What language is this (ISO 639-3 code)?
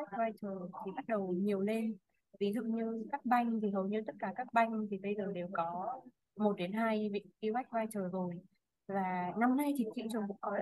vie